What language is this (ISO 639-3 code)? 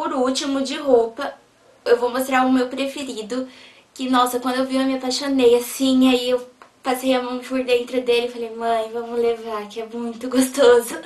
por